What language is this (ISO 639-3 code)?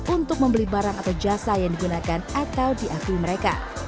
ind